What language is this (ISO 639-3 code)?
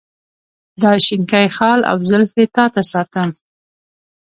pus